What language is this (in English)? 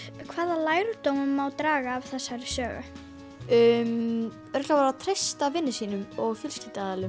Icelandic